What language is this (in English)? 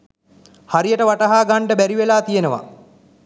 Sinhala